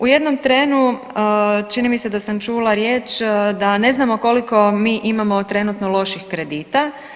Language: Croatian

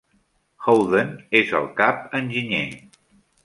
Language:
Catalan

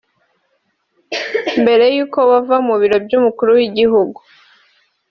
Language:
Kinyarwanda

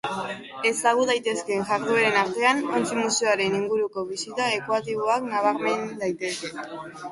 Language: Basque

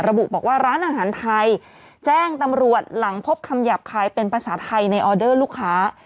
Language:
Thai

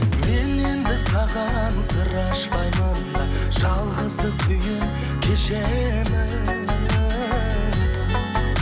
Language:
Kazakh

